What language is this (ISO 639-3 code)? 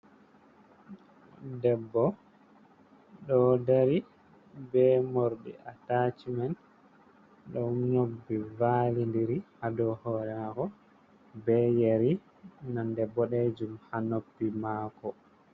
ful